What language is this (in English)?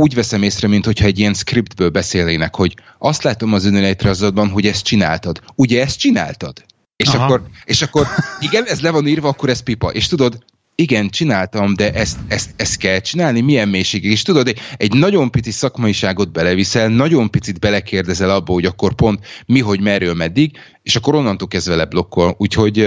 Hungarian